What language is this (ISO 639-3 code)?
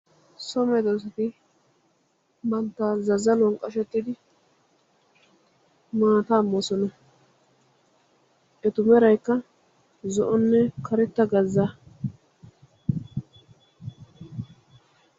wal